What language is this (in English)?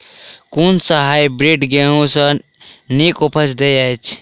Maithili